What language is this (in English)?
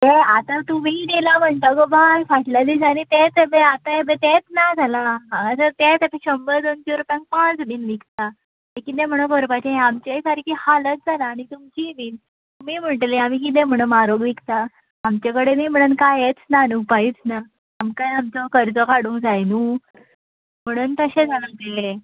Konkani